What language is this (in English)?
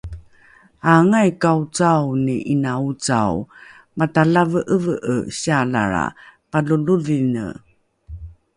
Rukai